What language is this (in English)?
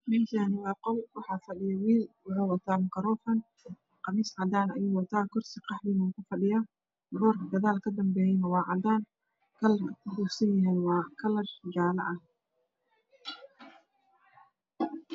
Somali